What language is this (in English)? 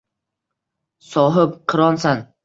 Uzbek